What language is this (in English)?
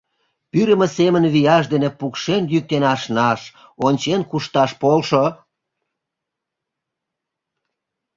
Mari